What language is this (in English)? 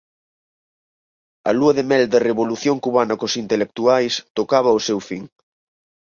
Galician